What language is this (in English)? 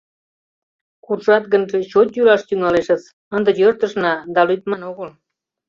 Mari